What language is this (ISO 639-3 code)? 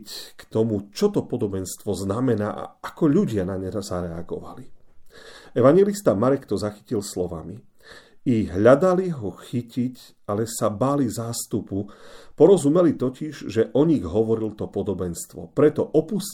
slk